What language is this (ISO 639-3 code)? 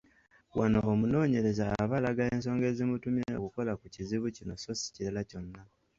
lug